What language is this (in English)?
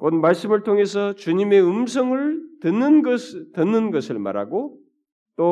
Korean